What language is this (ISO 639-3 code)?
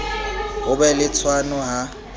sot